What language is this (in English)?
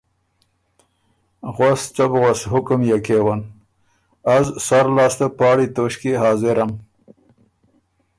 Ormuri